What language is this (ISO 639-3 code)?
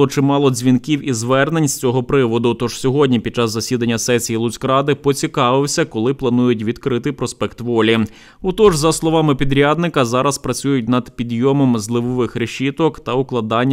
ukr